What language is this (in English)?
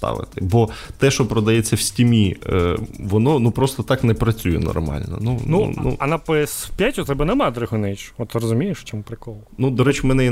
Ukrainian